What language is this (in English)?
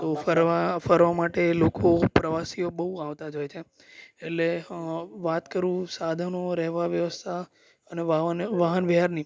Gujarati